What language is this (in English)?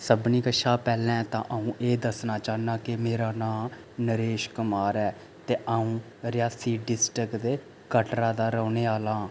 Dogri